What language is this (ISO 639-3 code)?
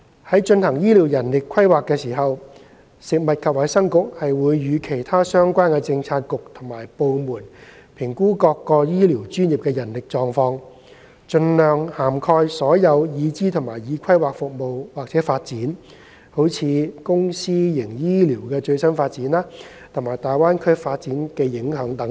yue